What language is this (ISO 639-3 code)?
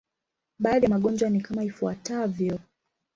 swa